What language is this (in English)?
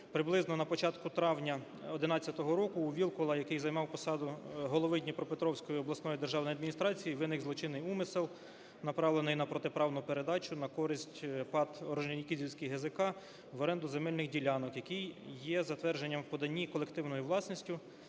Ukrainian